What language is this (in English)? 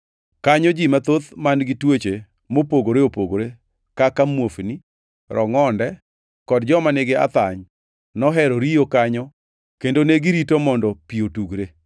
Luo (Kenya and Tanzania)